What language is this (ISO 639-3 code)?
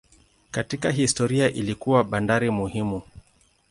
swa